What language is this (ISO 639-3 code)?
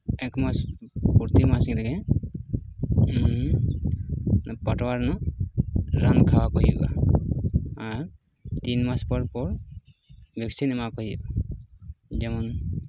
sat